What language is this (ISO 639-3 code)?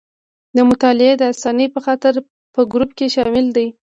pus